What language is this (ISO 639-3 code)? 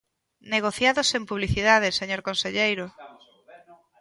glg